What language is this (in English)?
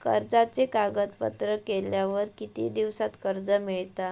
Marathi